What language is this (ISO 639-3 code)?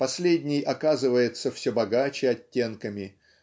rus